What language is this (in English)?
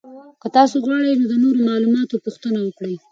Pashto